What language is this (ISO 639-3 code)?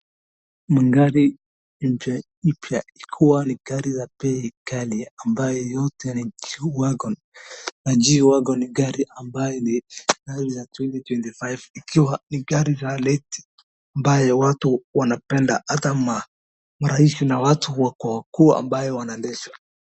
swa